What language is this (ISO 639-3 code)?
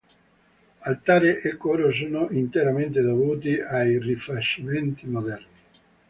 ita